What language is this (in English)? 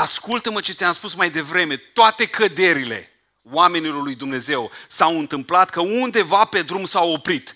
Romanian